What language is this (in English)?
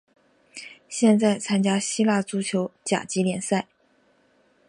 Chinese